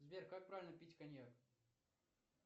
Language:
Russian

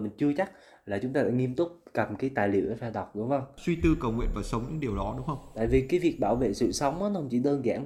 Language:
Vietnamese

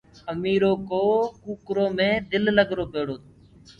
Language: Gurgula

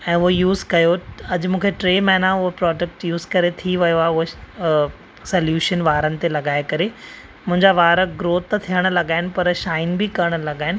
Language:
Sindhi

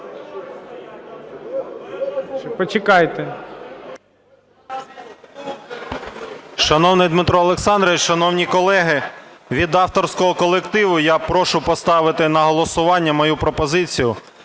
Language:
Ukrainian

